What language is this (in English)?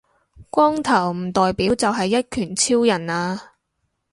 Cantonese